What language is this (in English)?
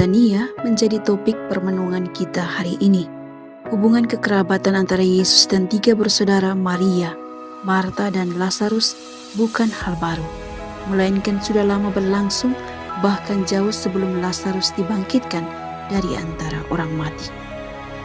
Indonesian